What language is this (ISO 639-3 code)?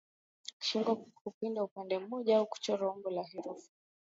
swa